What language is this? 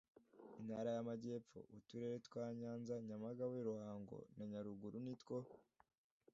Kinyarwanda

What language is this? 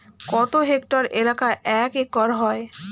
Bangla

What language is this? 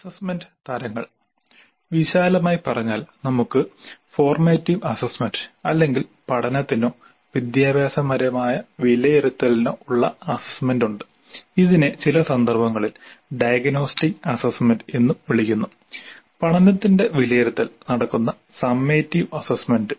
Malayalam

